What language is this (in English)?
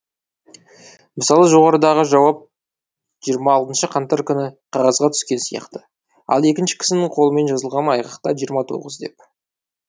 Kazakh